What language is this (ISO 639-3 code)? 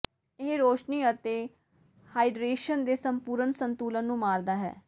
pan